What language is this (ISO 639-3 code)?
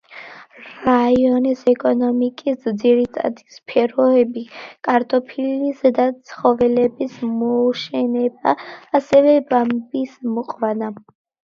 kat